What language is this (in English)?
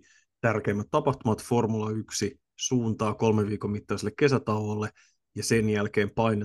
Finnish